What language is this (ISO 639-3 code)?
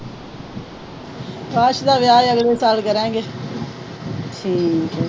pan